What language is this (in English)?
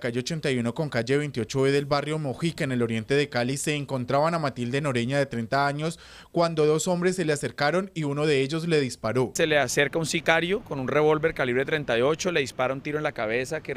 Spanish